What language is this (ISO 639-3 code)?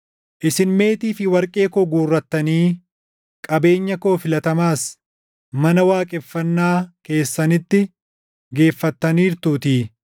orm